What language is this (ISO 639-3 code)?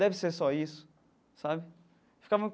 por